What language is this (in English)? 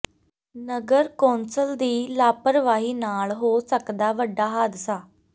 Punjabi